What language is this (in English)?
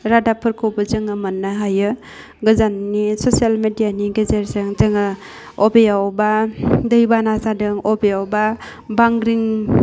Bodo